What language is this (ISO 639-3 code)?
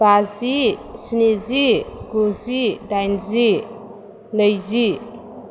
brx